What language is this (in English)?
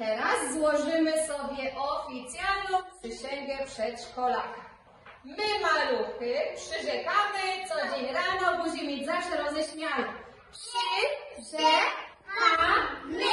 Polish